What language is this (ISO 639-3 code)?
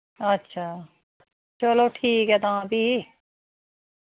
doi